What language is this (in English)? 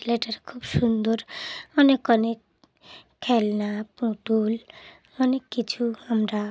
Bangla